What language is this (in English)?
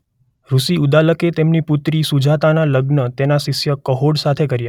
Gujarati